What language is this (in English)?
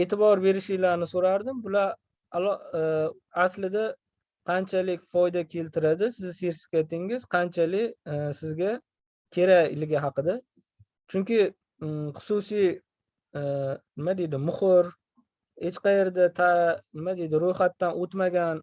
Uzbek